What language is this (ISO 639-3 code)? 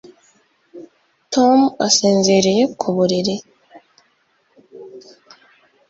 kin